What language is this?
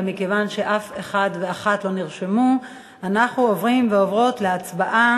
Hebrew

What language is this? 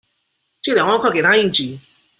Chinese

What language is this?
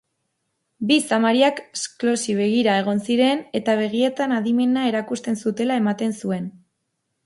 Basque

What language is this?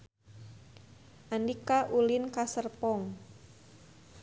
Sundanese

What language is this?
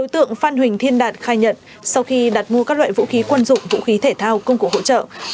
Vietnamese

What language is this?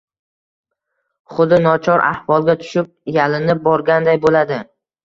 Uzbek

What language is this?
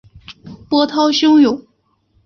Chinese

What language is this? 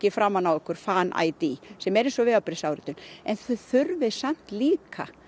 Icelandic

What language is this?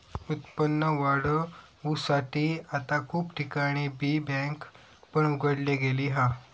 Marathi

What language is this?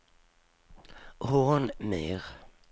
Swedish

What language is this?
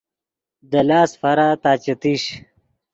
Yidgha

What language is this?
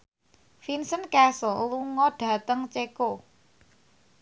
Javanese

